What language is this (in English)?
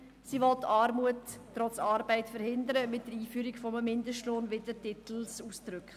Swiss German